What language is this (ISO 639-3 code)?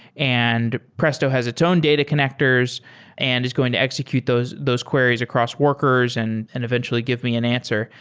eng